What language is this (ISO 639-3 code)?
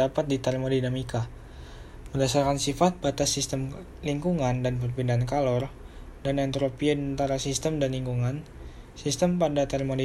ind